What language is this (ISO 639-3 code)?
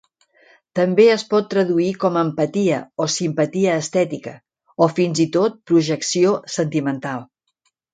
cat